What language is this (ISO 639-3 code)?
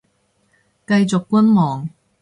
yue